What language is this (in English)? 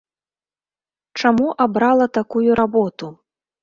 Belarusian